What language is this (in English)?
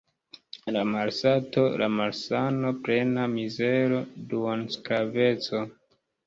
Esperanto